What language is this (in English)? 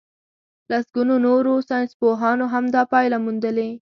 Pashto